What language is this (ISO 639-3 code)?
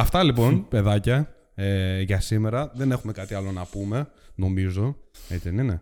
ell